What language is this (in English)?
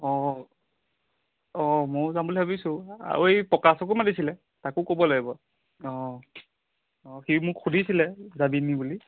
Assamese